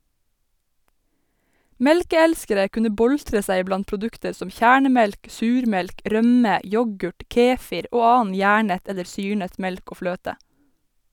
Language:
Norwegian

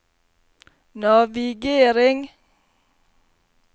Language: Norwegian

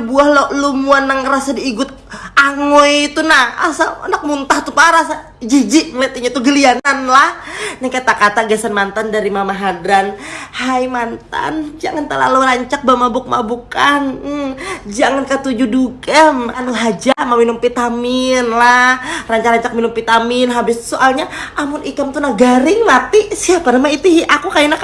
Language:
Indonesian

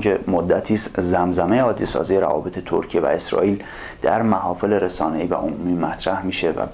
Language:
Persian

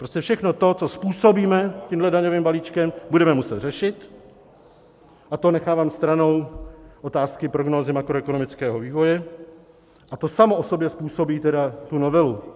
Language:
Czech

